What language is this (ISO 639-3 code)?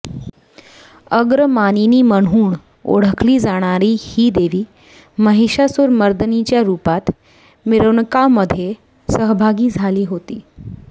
mar